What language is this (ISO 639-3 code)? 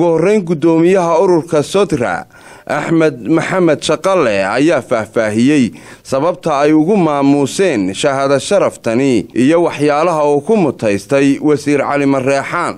ara